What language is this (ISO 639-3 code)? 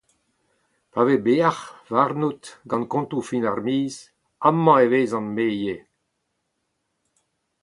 bre